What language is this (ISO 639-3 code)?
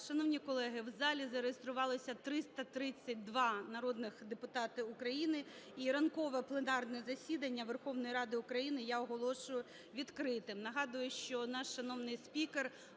ukr